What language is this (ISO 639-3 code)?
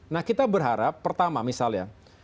ind